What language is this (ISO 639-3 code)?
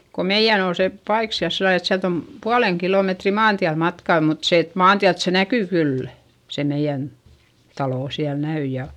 fin